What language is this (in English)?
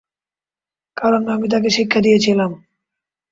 Bangla